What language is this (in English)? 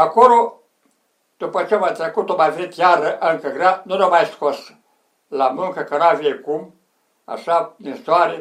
Romanian